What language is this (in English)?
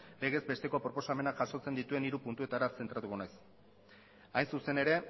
Basque